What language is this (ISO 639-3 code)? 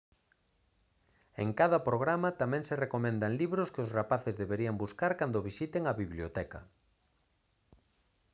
glg